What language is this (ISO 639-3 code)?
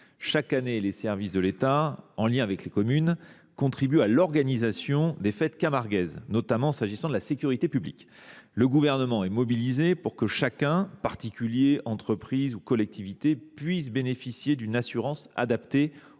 fra